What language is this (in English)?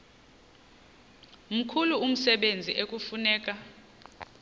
Xhosa